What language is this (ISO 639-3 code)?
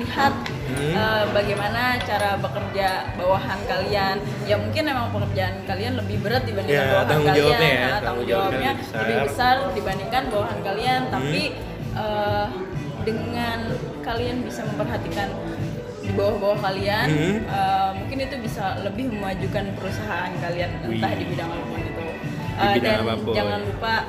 ind